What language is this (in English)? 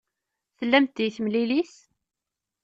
Kabyle